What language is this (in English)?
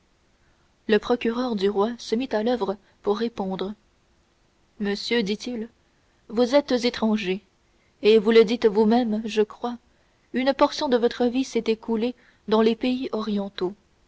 French